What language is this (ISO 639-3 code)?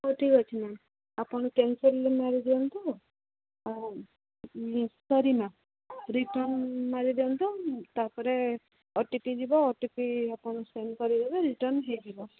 ori